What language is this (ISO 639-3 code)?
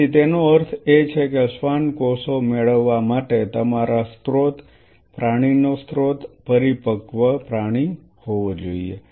guj